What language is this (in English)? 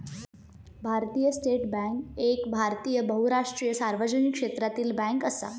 Marathi